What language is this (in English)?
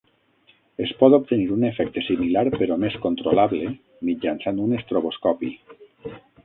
Catalan